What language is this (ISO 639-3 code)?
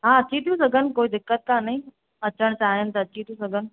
snd